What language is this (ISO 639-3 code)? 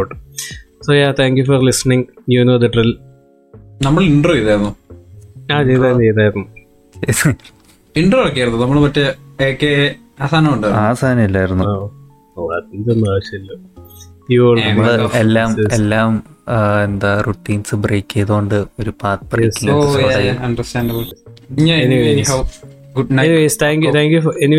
mal